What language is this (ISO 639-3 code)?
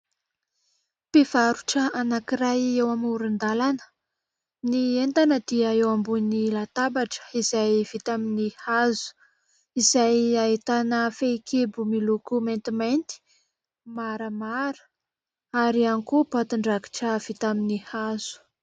mlg